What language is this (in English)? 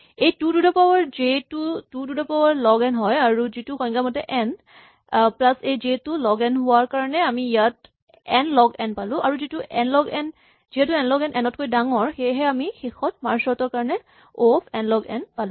Assamese